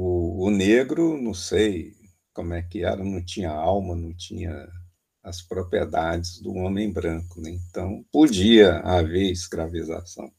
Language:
Portuguese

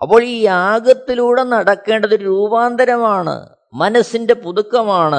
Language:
Malayalam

